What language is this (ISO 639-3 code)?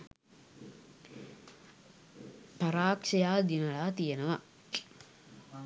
sin